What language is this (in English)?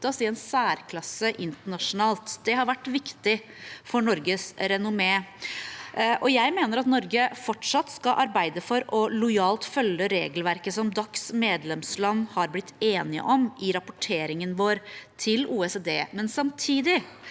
Norwegian